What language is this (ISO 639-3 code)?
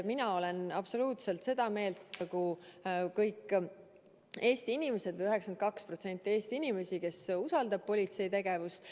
est